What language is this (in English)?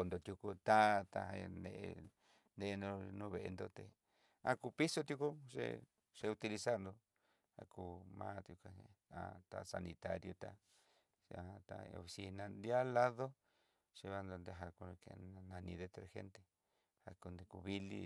Southeastern Nochixtlán Mixtec